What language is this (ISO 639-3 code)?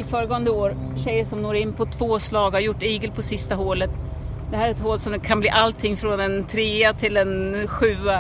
swe